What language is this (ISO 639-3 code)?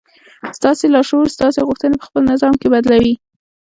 pus